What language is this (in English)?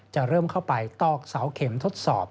Thai